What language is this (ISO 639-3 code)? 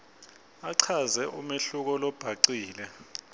ssw